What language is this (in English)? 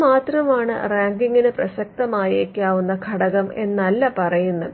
Malayalam